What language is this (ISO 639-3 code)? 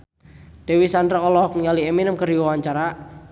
sun